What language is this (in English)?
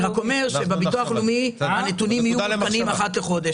Hebrew